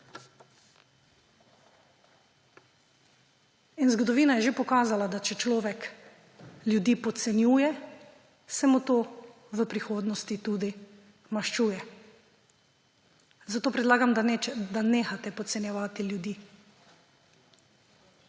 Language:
Slovenian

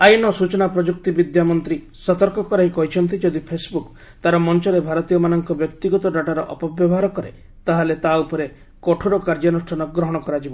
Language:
Odia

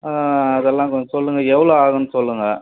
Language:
Tamil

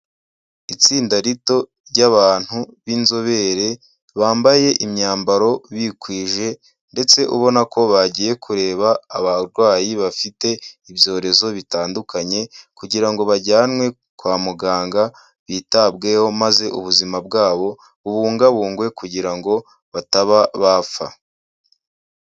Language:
Kinyarwanda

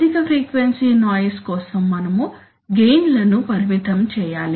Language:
Telugu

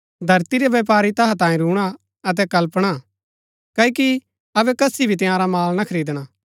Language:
Gaddi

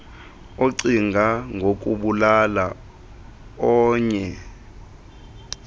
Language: Xhosa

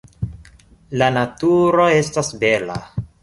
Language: Esperanto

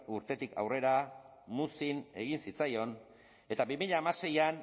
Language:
Basque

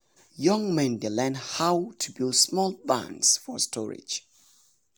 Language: Nigerian Pidgin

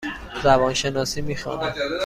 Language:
Persian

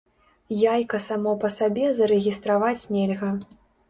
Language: Belarusian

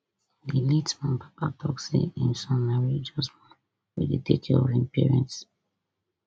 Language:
Nigerian Pidgin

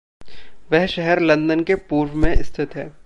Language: Hindi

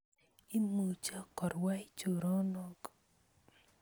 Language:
Kalenjin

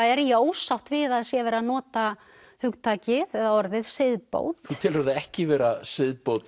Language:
Icelandic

